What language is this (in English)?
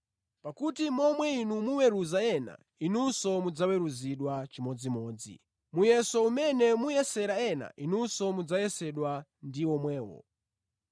Nyanja